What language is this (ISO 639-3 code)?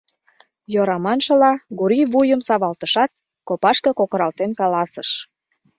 chm